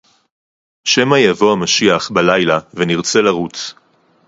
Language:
Hebrew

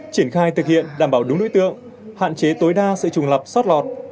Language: Vietnamese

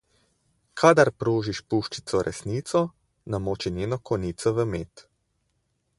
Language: Slovenian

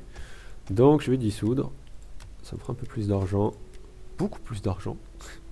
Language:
French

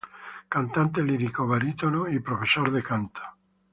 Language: Spanish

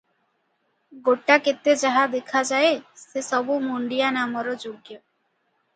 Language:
Odia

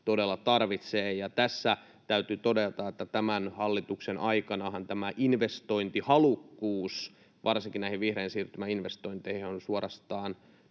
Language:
Finnish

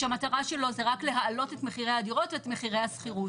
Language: Hebrew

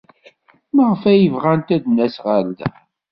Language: Kabyle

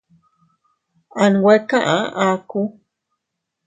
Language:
Teutila Cuicatec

